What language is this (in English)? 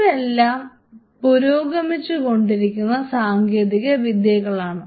Malayalam